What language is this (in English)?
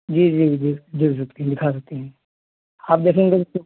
Hindi